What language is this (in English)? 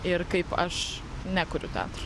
Lithuanian